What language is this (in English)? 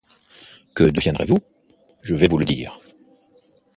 French